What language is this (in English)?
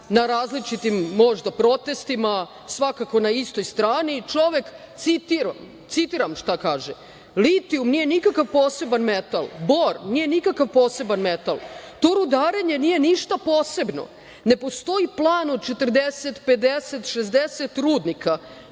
Serbian